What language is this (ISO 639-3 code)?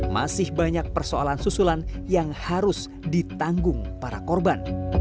ind